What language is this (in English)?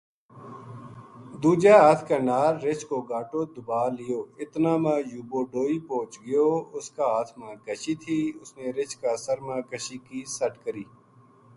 Gujari